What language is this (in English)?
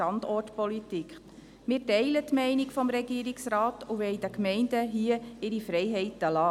Swiss German